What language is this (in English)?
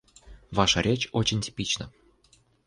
Russian